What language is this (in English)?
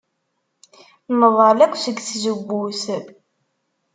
Kabyle